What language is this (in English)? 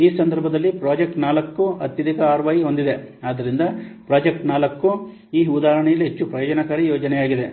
Kannada